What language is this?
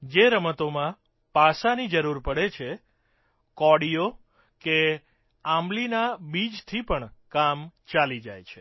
Gujarati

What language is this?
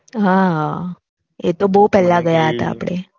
Gujarati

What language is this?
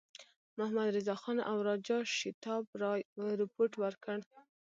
Pashto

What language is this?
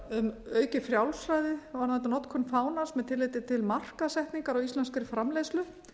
Icelandic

